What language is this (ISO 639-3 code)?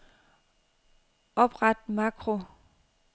dan